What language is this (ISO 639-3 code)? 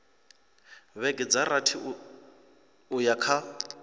ven